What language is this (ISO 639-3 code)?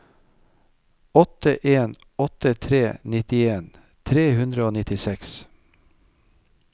nor